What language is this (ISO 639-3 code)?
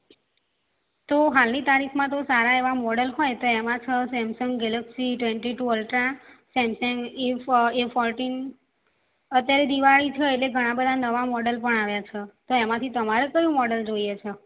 guj